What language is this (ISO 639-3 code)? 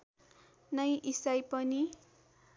nep